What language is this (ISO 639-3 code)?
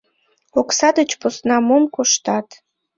chm